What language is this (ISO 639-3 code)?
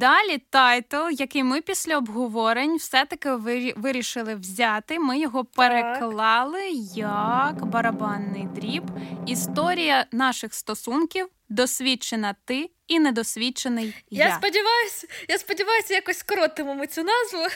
ukr